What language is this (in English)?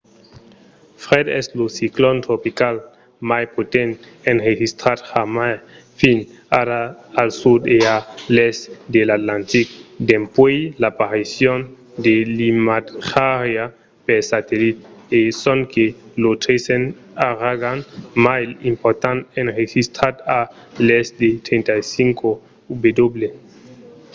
Occitan